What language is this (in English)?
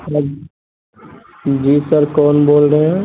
Urdu